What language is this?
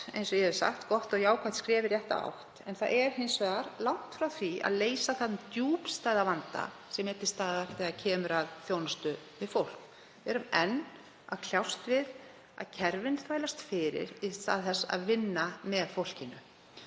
Icelandic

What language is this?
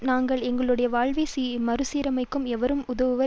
Tamil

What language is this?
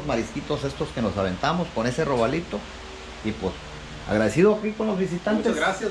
Spanish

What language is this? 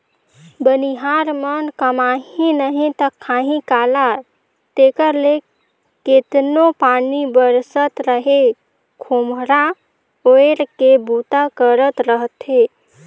Chhattisgarhi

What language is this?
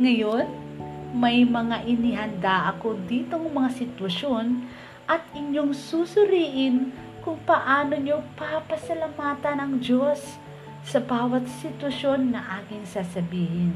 Filipino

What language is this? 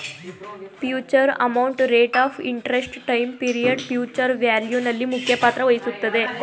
Kannada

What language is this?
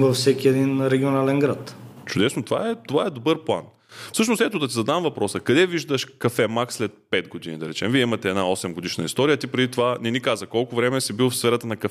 Bulgarian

